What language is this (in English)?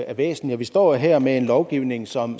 Danish